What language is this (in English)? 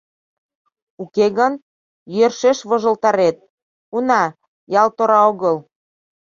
Mari